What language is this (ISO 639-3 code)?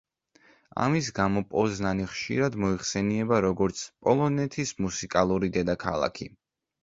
kat